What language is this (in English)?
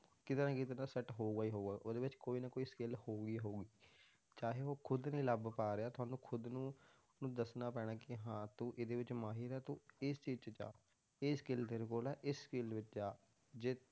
Punjabi